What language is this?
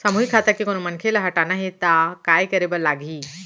Chhattisgarhi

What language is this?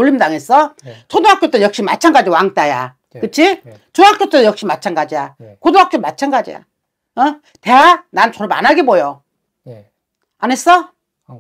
Korean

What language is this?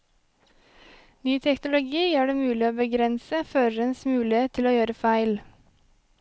Norwegian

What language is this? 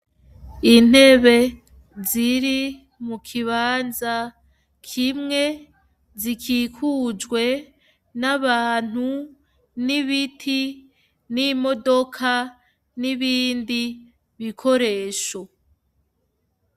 Rundi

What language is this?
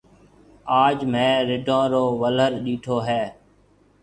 Marwari (Pakistan)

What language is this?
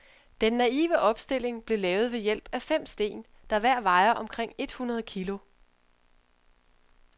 Danish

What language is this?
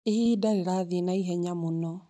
Kikuyu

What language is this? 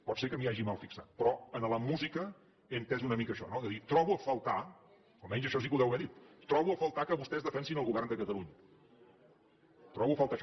Catalan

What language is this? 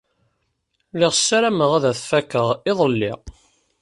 Kabyle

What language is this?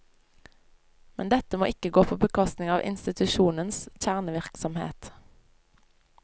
Norwegian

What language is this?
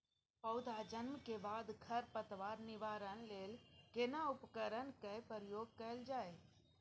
Maithili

